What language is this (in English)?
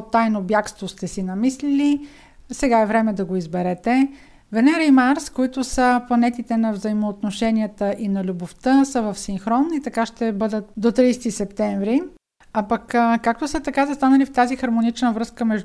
Bulgarian